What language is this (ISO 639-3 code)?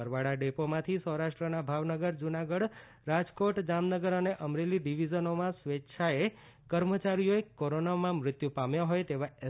guj